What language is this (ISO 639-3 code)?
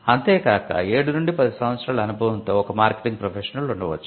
tel